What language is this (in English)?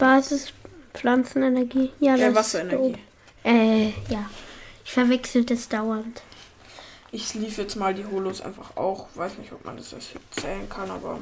German